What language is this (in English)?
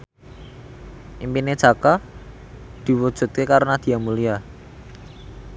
Javanese